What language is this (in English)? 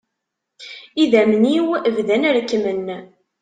Kabyle